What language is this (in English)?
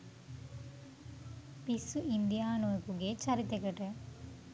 Sinhala